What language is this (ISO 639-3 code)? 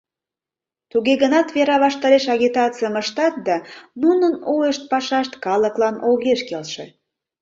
chm